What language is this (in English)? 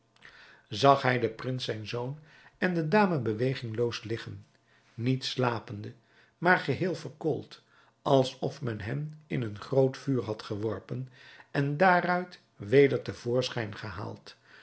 Dutch